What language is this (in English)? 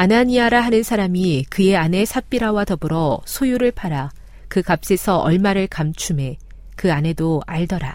Korean